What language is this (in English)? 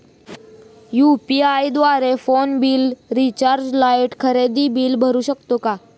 Marathi